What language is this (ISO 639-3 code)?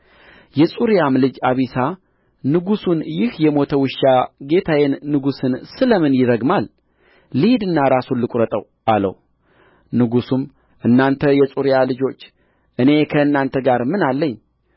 amh